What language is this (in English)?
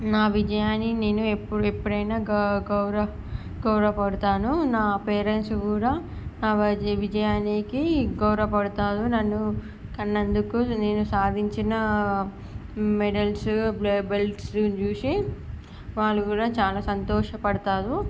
Telugu